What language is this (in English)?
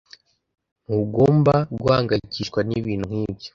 Kinyarwanda